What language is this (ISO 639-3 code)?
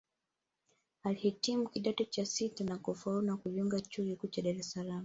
swa